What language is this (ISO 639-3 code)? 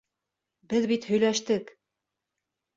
bak